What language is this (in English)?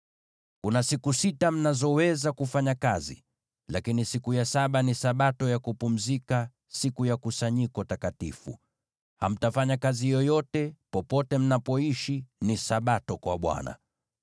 Swahili